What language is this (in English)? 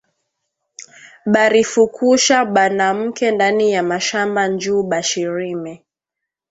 Swahili